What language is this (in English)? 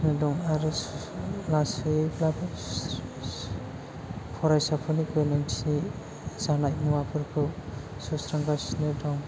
Bodo